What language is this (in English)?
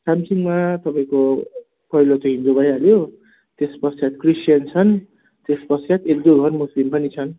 Nepali